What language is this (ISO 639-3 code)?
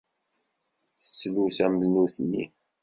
kab